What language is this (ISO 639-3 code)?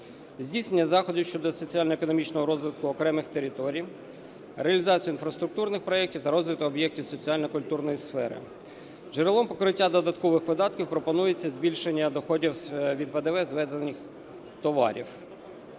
ukr